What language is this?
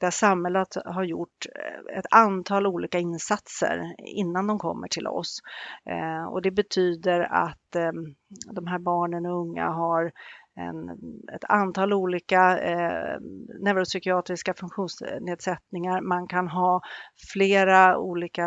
Swedish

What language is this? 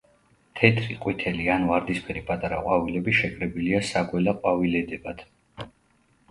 Georgian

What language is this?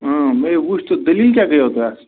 Kashmiri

